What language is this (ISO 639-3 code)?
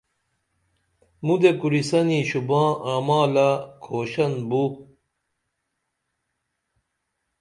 dml